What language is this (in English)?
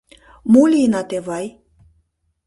Mari